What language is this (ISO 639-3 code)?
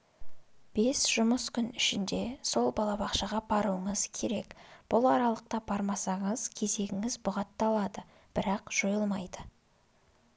kaz